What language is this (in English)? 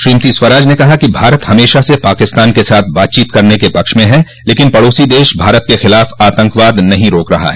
Hindi